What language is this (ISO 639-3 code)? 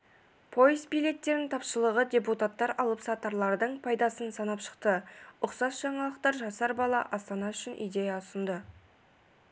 kaz